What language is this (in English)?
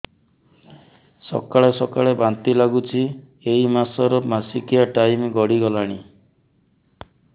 Odia